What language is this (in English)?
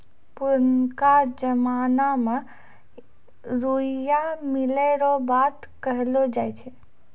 Maithili